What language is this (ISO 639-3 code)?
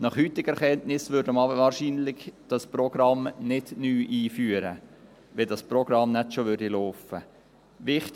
gsw